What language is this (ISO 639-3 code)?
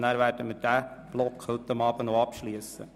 gsw